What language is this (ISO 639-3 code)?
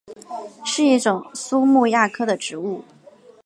zho